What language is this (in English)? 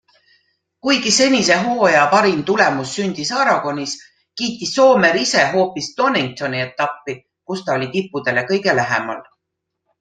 Estonian